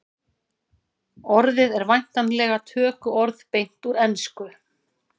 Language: Icelandic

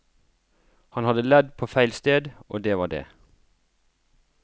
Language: Norwegian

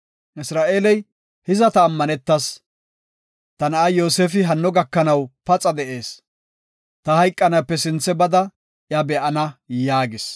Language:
Gofa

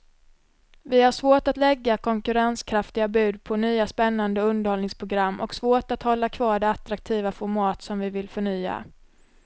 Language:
Swedish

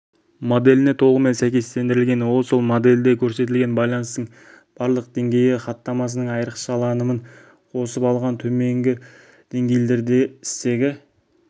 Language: Kazakh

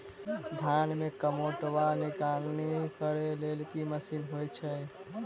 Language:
Maithili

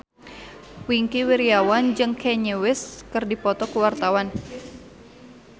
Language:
Sundanese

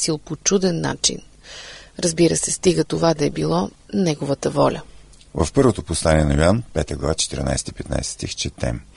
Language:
Bulgarian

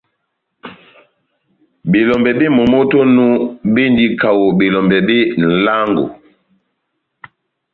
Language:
Batanga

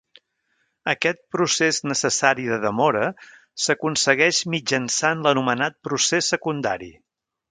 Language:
Catalan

